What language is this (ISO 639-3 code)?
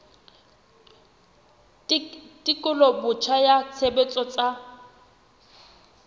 sot